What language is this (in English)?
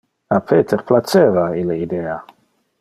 Interlingua